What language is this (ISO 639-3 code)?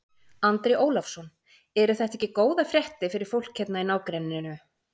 isl